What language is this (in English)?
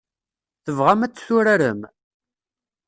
Kabyle